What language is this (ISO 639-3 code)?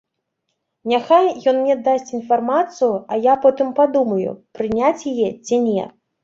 bel